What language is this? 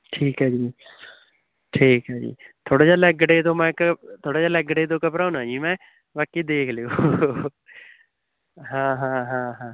Punjabi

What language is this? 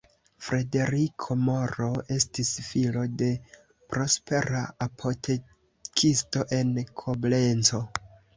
Esperanto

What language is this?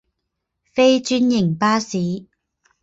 Chinese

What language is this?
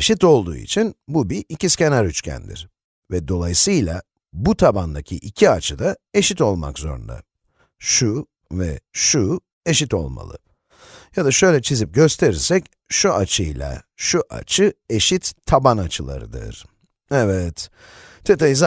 Turkish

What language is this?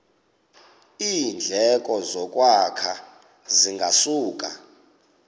Xhosa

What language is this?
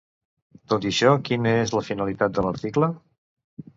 Catalan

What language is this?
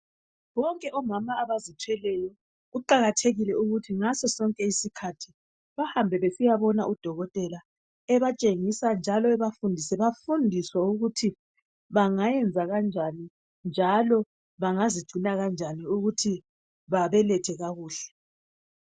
North Ndebele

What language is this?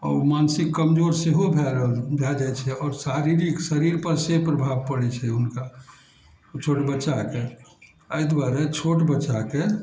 Maithili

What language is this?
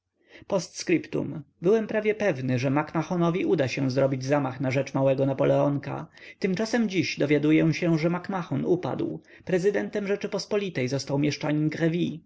Polish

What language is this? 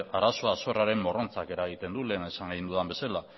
Basque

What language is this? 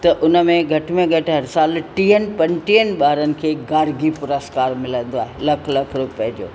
Sindhi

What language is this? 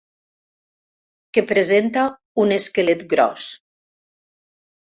Catalan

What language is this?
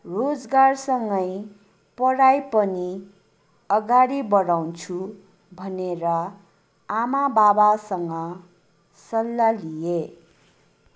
Nepali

